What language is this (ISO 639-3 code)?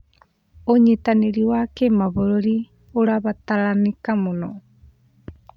kik